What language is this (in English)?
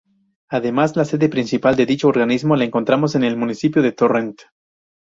Spanish